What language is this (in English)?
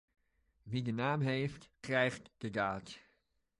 Dutch